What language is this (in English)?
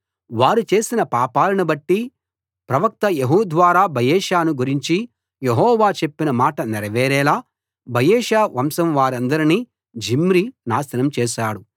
Telugu